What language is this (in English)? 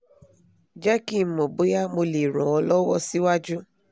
Yoruba